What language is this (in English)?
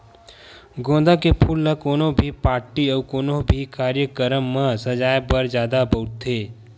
Chhattisgarhi